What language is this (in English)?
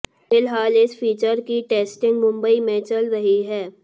Hindi